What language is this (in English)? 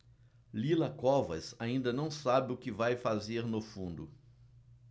Portuguese